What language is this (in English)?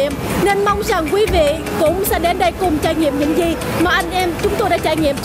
Vietnamese